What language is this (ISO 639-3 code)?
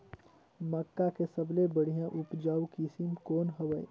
hne